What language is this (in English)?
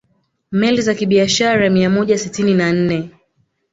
Swahili